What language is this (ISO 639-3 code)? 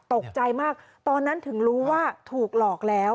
tha